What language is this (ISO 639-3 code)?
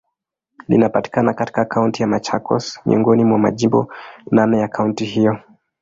swa